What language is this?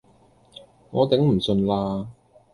Cantonese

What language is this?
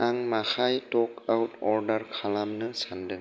Bodo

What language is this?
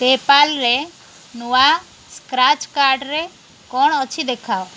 Odia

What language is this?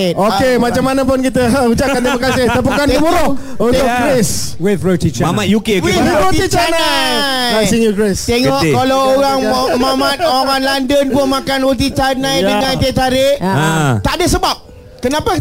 Malay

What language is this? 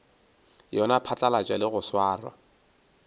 Northern Sotho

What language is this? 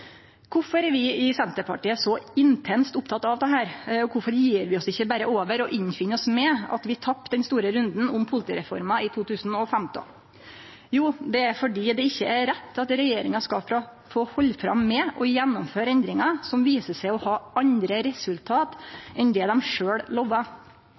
Norwegian Nynorsk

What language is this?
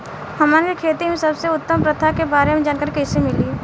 Bhojpuri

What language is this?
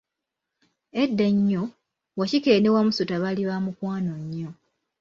Ganda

